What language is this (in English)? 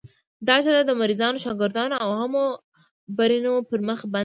Pashto